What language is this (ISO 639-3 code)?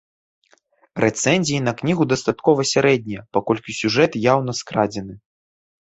bel